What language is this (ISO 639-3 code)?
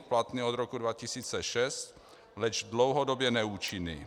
ces